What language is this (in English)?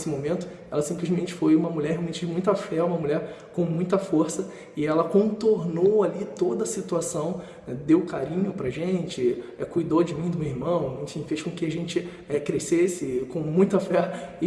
Portuguese